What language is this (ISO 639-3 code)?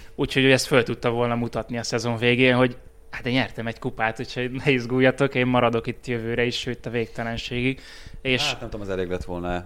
hun